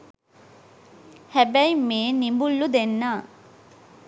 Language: Sinhala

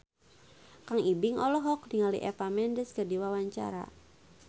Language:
Sundanese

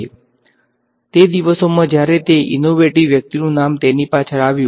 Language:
Gujarati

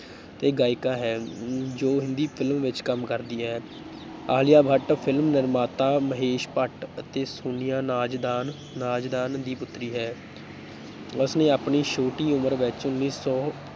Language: Punjabi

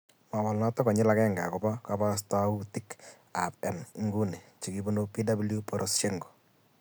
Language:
Kalenjin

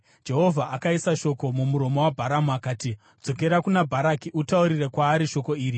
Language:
Shona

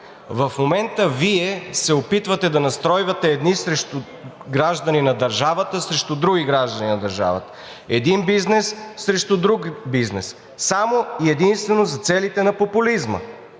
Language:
Bulgarian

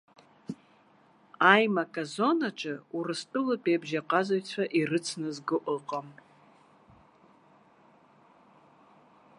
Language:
Abkhazian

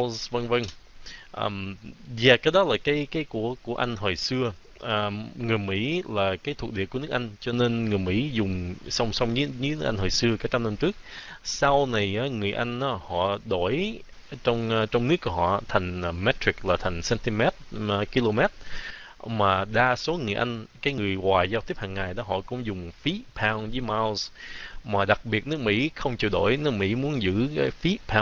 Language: Vietnamese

